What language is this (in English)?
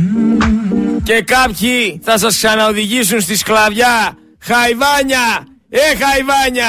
Greek